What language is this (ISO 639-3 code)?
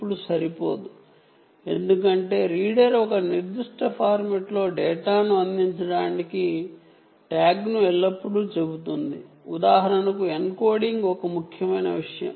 tel